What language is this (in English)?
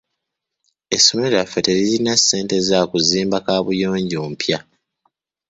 Ganda